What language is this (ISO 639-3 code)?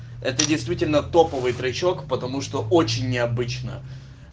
rus